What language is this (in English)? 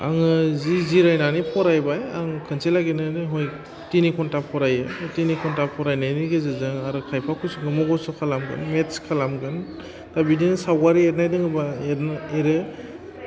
Bodo